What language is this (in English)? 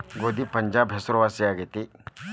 Kannada